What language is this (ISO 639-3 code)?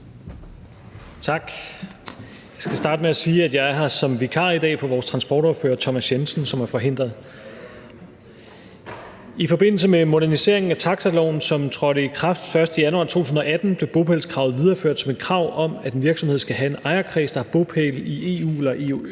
dan